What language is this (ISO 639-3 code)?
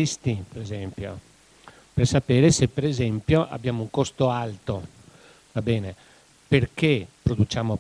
ita